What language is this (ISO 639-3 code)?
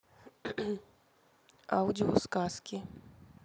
rus